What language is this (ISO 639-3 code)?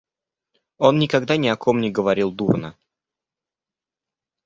rus